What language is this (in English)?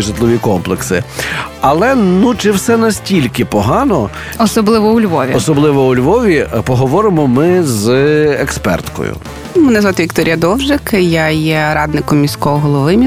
Ukrainian